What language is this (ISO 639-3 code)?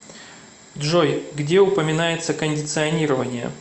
rus